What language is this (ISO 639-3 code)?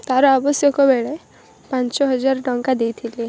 ori